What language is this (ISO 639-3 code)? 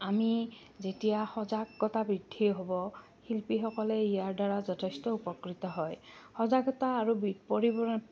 asm